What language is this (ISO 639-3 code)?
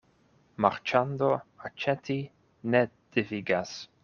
epo